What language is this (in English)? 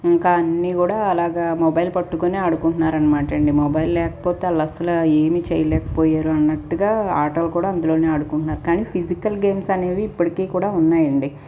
Telugu